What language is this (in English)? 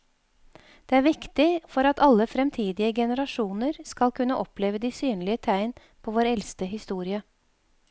Norwegian